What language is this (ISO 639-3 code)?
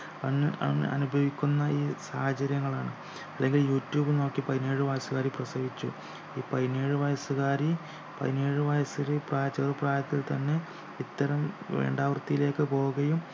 mal